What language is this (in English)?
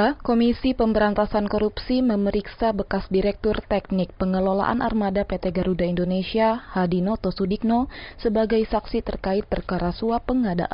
Indonesian